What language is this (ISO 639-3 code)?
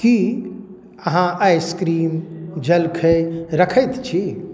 mai